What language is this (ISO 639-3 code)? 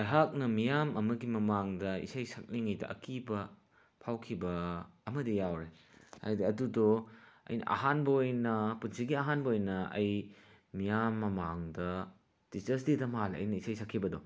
mni